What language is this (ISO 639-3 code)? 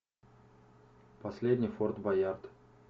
rus